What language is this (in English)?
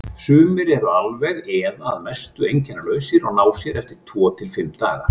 Icelandic